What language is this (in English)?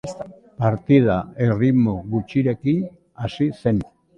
Basque